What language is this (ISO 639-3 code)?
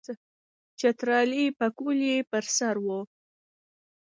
pus